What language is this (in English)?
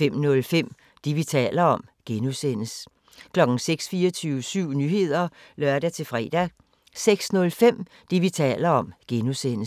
Danish